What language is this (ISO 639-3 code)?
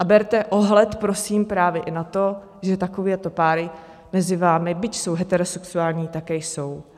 ces